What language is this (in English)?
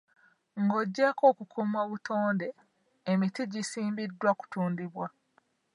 Ganda